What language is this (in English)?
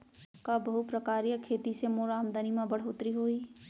Chhattisgarhi